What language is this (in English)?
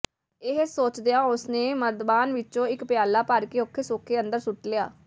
Punjabi